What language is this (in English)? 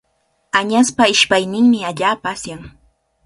Cajatambo North Lima Quechua